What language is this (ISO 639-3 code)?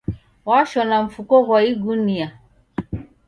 dav